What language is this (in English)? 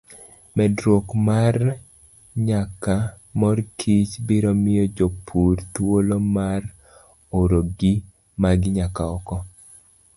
Luo (Kenya and Tanzania)